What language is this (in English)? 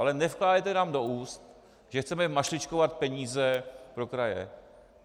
Czech